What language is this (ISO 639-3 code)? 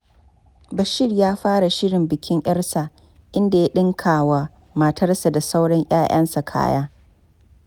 hau